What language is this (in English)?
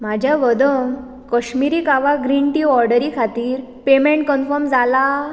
Konkani